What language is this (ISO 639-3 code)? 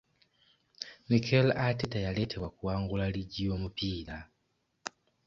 lug